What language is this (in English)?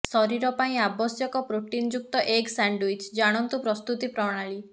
Odia